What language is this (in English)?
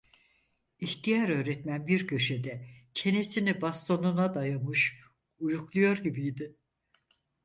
Turkish